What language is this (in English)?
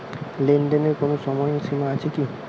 Bangla